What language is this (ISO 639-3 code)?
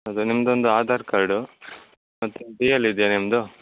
kan